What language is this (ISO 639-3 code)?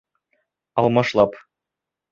bak